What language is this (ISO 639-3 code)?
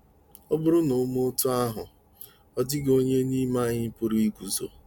ibo